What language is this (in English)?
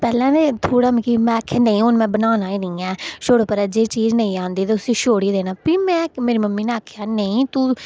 Dogri